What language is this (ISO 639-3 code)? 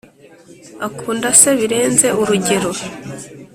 kin